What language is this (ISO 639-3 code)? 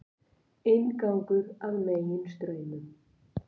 isl